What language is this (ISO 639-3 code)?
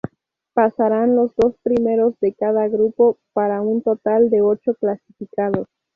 spa